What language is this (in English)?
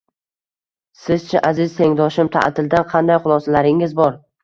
Uzbek